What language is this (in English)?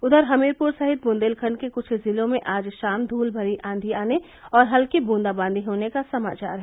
Hindi